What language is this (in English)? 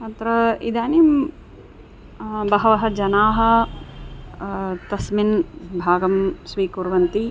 Sanskrit